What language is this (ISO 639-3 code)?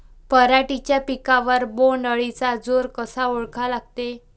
mar